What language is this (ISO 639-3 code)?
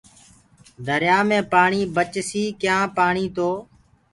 ggg